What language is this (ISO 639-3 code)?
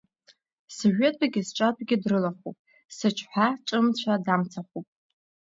abk